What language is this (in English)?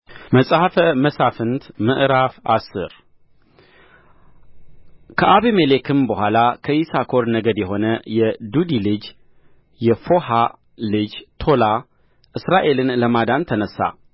Amharic